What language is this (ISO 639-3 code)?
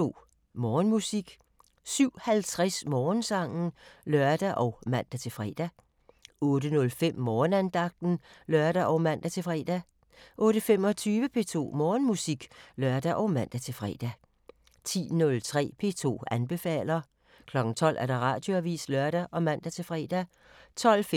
dan